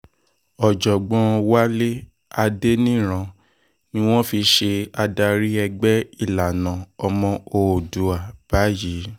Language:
Yoruba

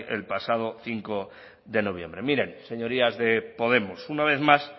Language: Spanish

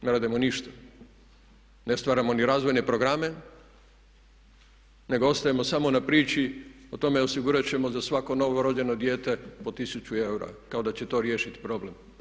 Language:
Croatian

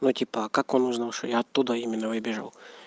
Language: Russian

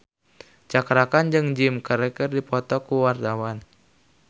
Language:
Sundanese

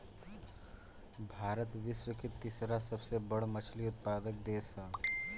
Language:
Bhojpuri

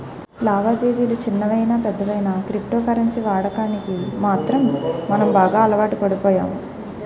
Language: Telugu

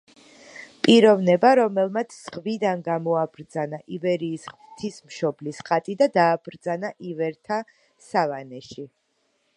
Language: Georgian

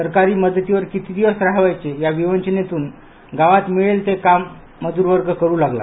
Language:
Marathi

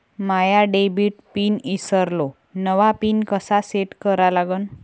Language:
Marathi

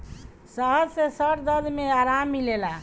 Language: Bhojpuri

